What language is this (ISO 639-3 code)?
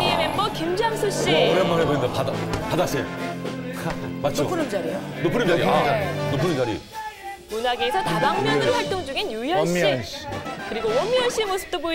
kor